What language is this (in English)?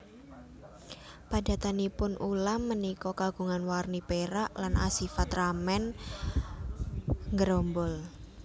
Javanese